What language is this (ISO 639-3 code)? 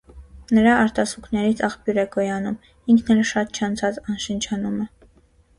hye